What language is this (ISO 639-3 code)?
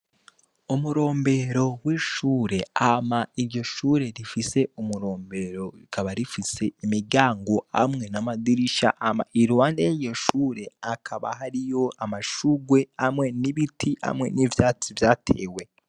run